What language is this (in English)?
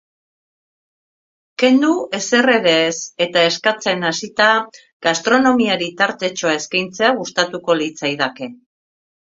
Basque